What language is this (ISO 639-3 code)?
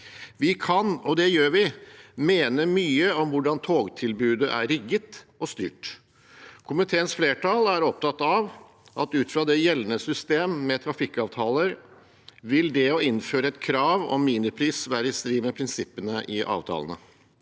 nor